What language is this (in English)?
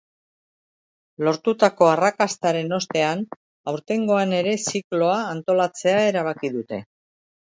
Basque